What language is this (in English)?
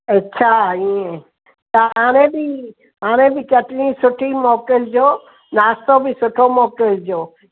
Sindhi